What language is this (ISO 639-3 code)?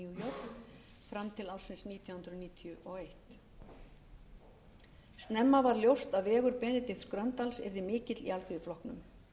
isl